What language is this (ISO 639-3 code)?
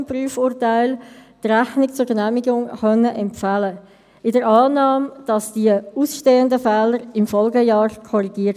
gsw